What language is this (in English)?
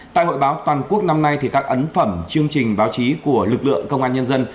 Vietnamese